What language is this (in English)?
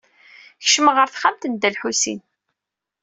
Kabyle